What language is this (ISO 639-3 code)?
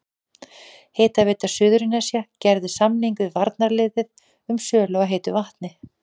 isl